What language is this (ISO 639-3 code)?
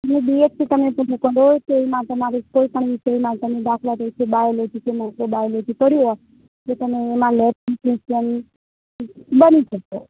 guj